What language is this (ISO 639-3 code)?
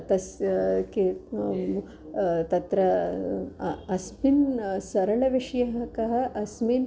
san